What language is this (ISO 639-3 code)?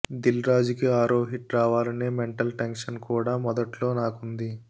tel